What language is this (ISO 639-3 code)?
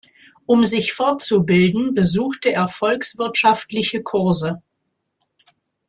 deu